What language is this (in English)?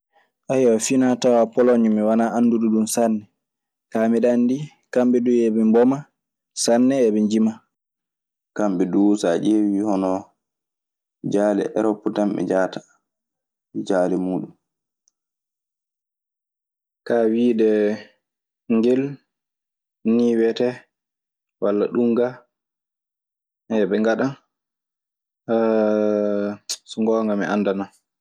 Maasina Fulfulde